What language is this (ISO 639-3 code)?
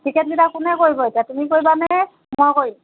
asm